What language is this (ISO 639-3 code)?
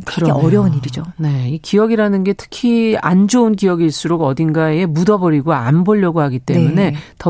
kor